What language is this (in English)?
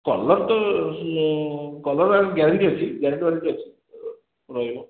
Odia